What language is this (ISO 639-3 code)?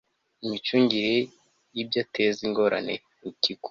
kin